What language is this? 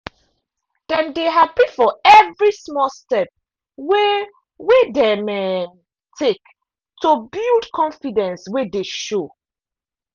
Nigerian Pidgin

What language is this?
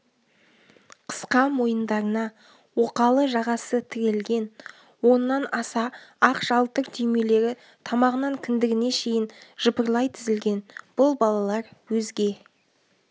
Kazakh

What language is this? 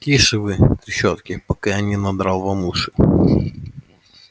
Russian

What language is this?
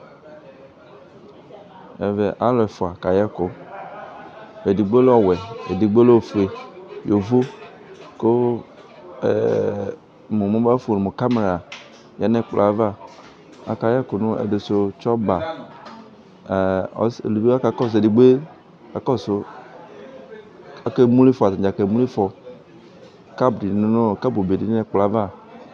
Ikposo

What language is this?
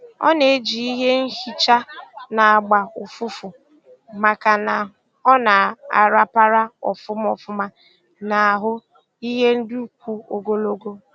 Igbo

